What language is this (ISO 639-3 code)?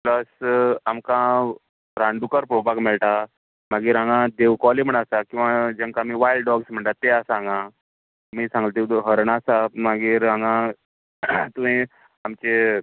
kok